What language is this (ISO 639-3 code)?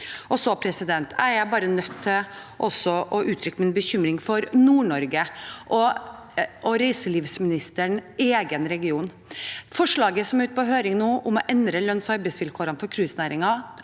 nor